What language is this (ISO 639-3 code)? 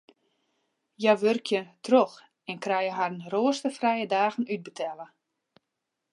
fry